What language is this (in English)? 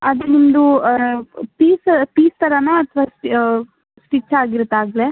Kannada